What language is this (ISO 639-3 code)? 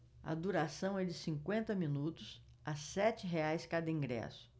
por